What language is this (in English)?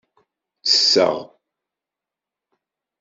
Kabyle